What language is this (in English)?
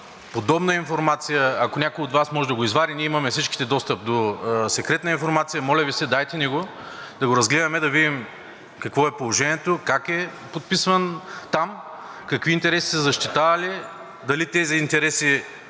Bulgarian